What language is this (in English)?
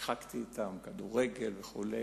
Hebrew